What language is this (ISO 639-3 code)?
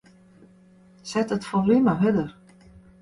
fry